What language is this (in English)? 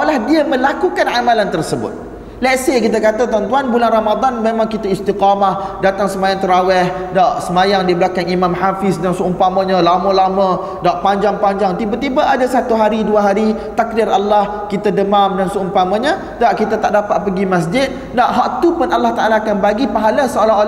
Malay